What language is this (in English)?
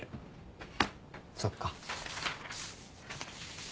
Japanese